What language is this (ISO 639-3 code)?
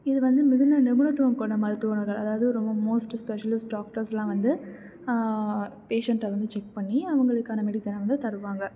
tam